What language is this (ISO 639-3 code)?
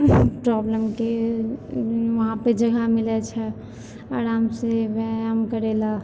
mai